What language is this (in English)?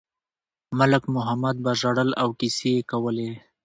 Pashto